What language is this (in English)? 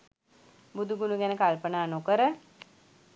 Sinhala